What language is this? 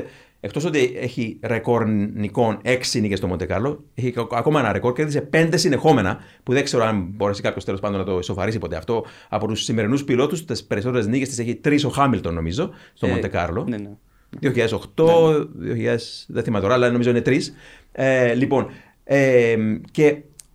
Greek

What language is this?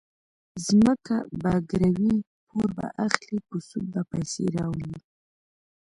Pashto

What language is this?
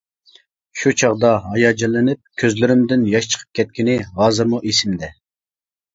Uyghur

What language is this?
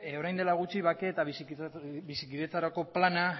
Basque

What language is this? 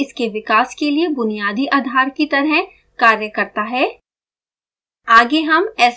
Hindi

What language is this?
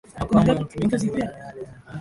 Swahili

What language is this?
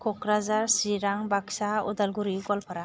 Bodo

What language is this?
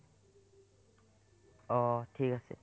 Assamese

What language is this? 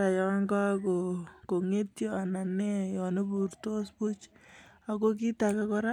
Kalenjin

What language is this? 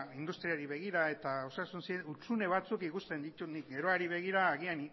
Basque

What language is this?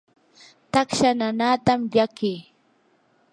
Yanahuanca Pasco Quechua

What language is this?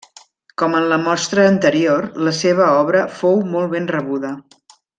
Catalan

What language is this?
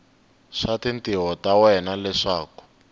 Tsonga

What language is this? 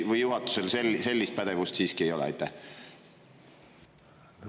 Estonian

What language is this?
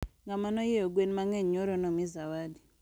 Luo (Kenya and Tanzania)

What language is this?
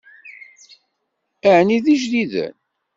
Kabyle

